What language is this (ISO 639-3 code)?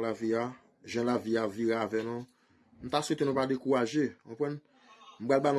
fra